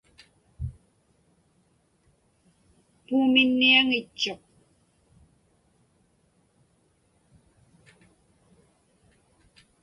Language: Inupiaq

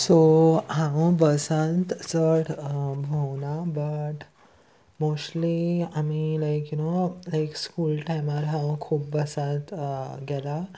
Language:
Konkani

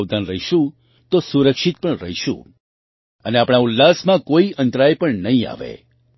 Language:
Gujarati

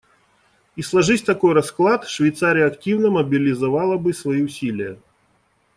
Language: Russian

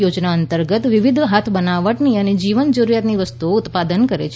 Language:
Gujarati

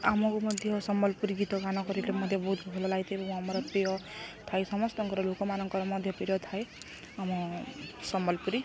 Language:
Odia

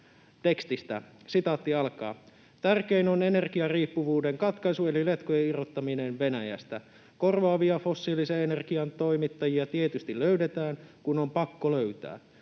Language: Finnish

